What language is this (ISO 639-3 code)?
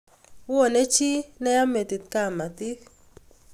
kln